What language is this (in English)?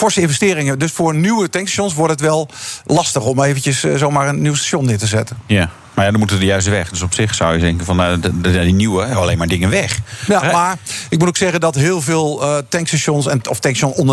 Dutch